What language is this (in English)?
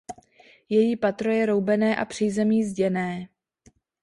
Czech